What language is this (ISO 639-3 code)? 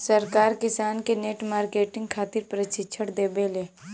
bho